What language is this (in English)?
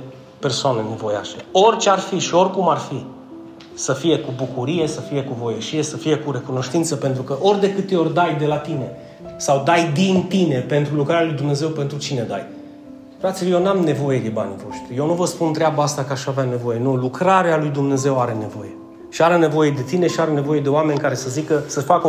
Romanian